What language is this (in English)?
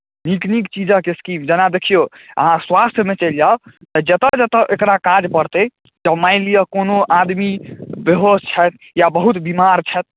Maithili